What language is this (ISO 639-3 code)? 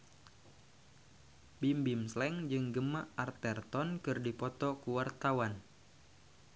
sun